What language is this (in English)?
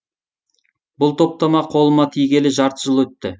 Kazakh